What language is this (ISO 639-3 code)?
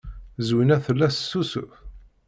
kab